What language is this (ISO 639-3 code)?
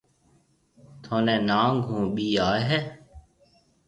mve